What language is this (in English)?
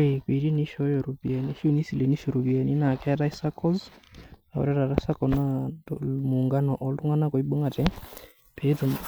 Masai